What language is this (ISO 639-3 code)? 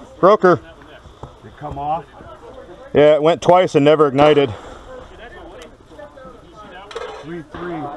eng